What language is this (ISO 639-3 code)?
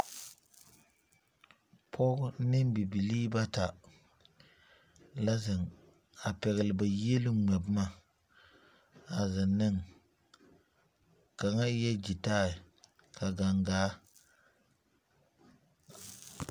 dga